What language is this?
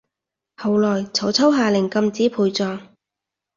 Cantonese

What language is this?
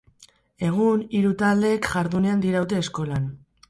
Basque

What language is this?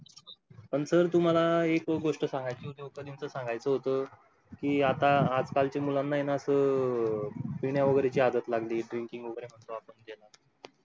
Marathi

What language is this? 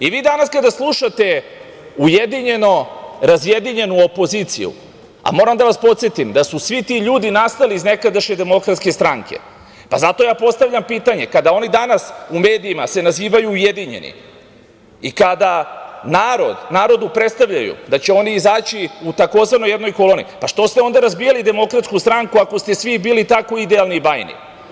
Serbian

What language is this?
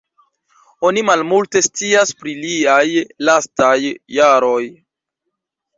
Esperanto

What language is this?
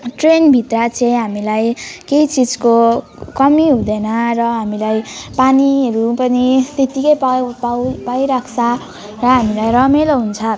Nepali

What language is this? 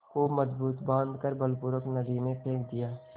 Hindi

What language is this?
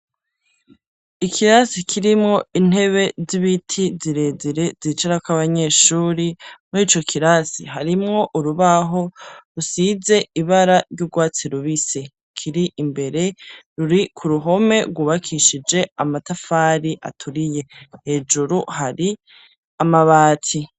Rundi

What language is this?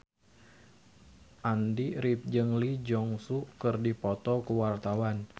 Sundanese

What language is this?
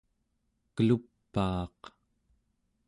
Central Yupik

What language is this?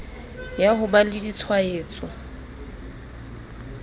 Southern Sotho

